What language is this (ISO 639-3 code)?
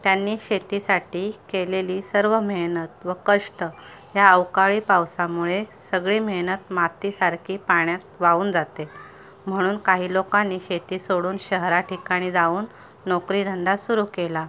mar